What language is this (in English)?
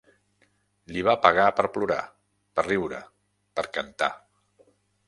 Catalan